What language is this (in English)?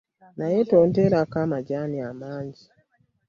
Ganda